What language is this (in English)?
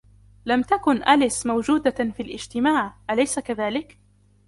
Arabic